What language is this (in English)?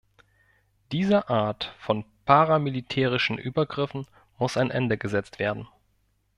German